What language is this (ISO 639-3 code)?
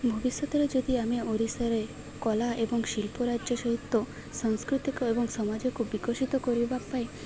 ori